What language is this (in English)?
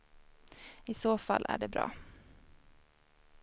Swedish